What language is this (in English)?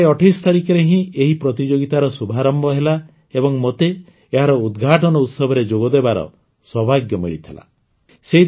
Odia